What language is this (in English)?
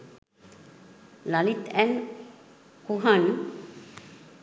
Sinhala